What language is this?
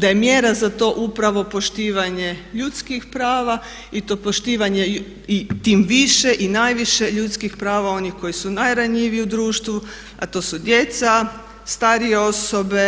Croatian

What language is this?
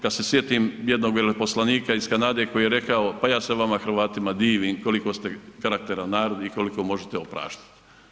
Croatian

